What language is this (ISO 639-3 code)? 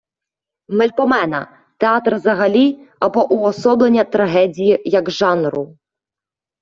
ukr